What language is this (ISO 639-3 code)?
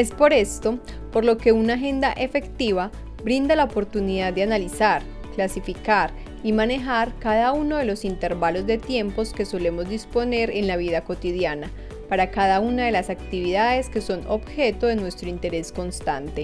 spa